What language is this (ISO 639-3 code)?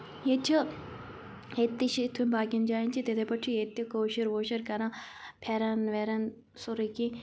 kas